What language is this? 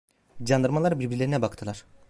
Turkish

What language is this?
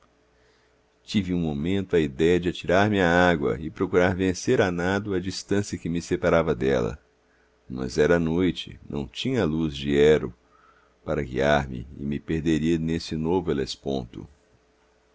Portuguese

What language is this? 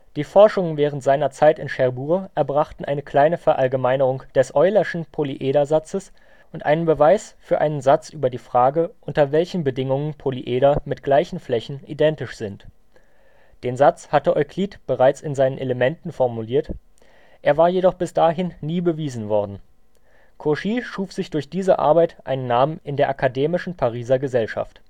German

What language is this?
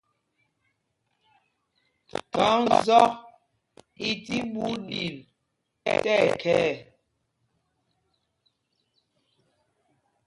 Mpumpong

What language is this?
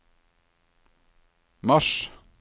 Norwegian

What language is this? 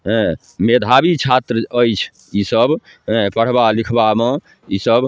Maithili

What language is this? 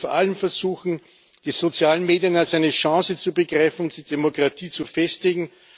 German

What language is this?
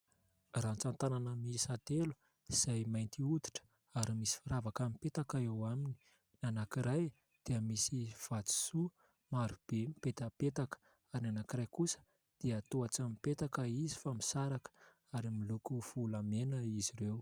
Malagasy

